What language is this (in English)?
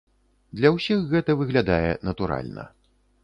Belarusian